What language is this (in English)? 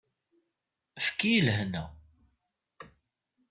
Kabyle